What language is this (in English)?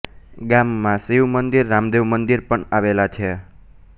Gujarati